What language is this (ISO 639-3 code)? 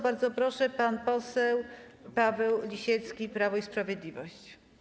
pol